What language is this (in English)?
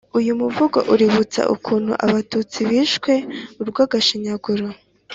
Kinyarwanda